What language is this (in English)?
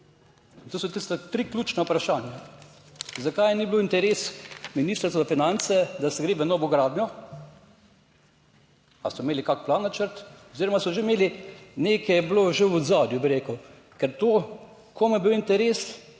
Slovenian